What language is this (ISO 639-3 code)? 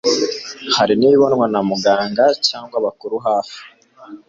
kin